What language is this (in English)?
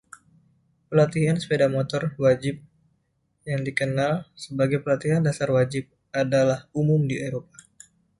Indonesian